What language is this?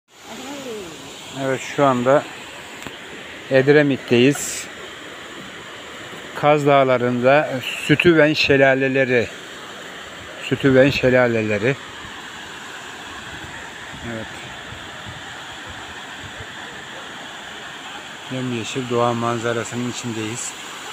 Turkish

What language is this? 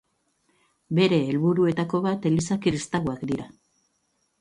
Basque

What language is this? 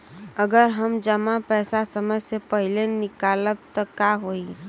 Bhojpuri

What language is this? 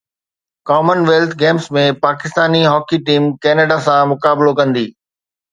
Sindhi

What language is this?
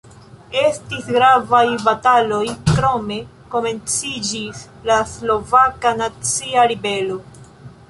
Esperanto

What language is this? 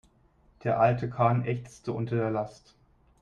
German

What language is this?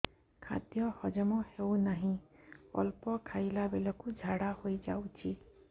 Odia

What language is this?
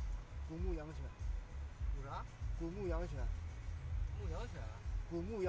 Chinese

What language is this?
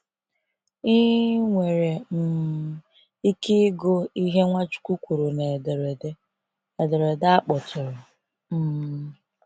Igbo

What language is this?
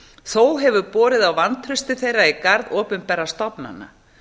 Icelandic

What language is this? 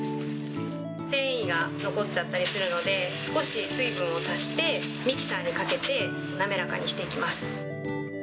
Japanese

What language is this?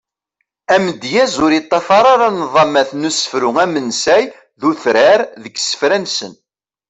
Kabyle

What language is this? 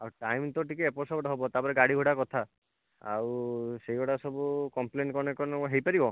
Odia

